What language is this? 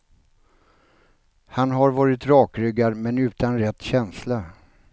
Swedish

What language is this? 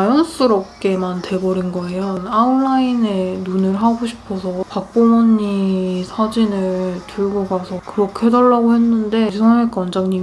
Korean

